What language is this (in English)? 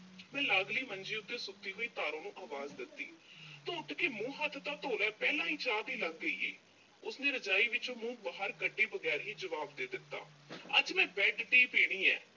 Punjabi